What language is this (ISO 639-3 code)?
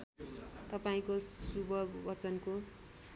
nep